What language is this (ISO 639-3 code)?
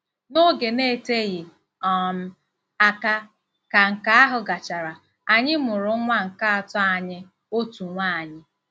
ibo